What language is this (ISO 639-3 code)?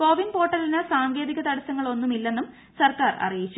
mal